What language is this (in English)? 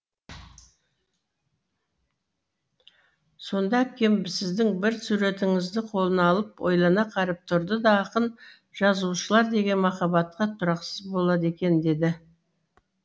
Kazakh